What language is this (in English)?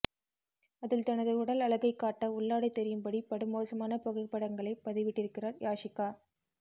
Tamil